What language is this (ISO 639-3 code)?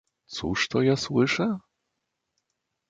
pol